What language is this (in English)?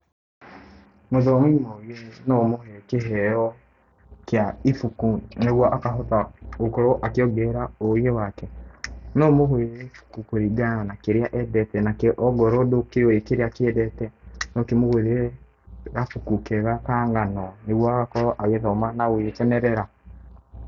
Kikuyu